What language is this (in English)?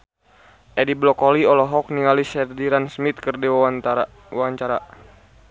Sundanese